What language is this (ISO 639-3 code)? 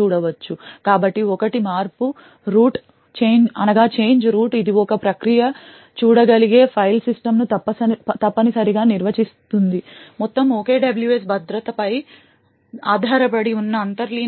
tel